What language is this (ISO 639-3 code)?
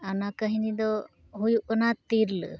sat